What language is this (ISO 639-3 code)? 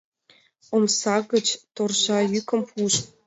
chm